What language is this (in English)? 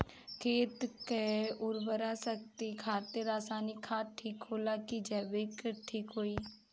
Bhojpuri